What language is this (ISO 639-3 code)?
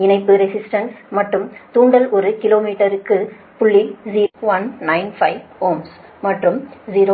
tam